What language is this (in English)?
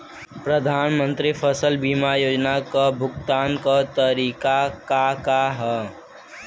Bhojpuri